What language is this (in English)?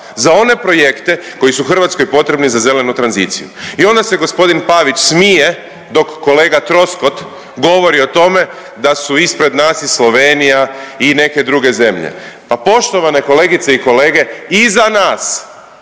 Croatian